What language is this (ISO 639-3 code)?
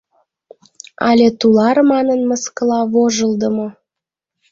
chm